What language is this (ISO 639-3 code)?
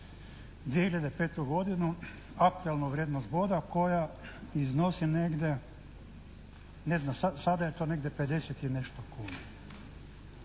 hrv